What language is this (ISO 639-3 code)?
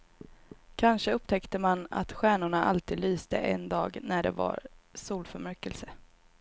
swe